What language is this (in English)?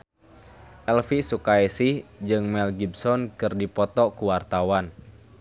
Sundanese